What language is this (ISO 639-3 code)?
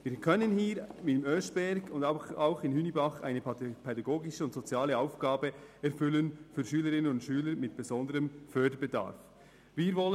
gsw